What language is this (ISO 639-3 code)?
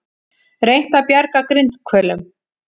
isl